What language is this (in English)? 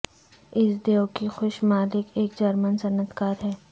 Urdu